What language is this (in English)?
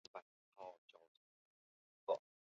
Chinese